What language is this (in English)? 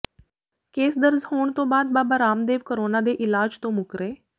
Punjabi